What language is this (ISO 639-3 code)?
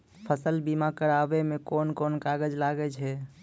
mai